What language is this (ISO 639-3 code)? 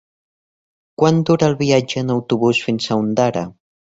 cat